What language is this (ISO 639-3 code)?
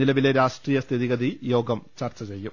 mal